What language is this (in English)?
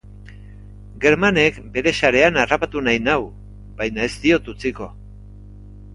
Basque